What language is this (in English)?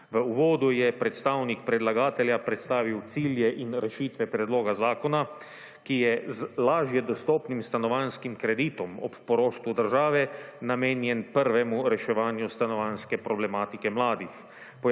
Slovenian